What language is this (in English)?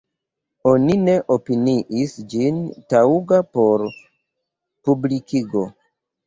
Esperanto